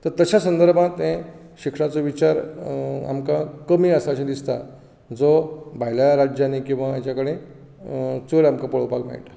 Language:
Konkani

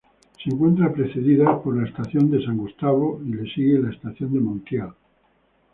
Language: Spanish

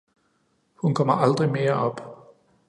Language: Danish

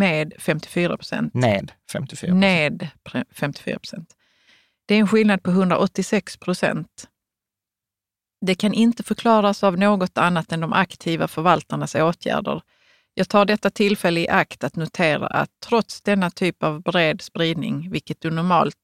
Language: Swedish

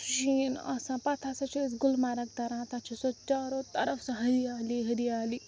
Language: Kashmiri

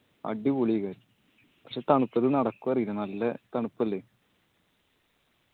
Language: Malayalam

